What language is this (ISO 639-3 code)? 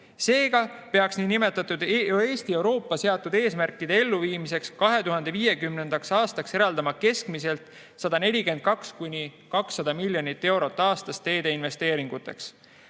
est